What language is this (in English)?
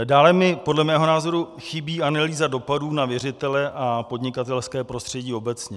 Czech